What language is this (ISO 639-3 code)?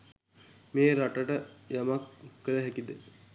sin